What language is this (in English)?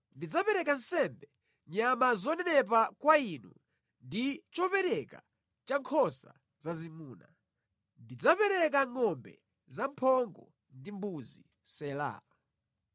Nyanja